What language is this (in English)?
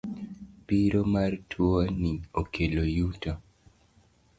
Luo (Kenya and Tanzania)